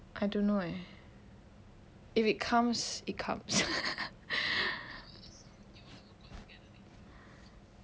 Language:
English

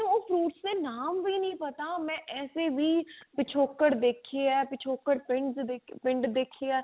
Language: Punjabi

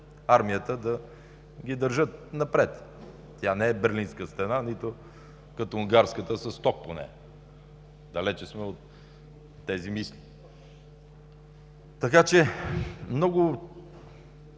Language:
Bulgarian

